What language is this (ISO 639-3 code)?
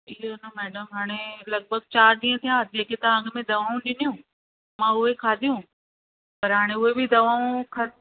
snd